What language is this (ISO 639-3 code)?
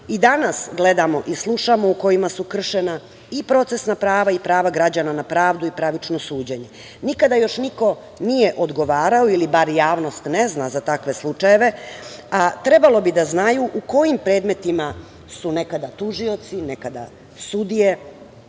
srp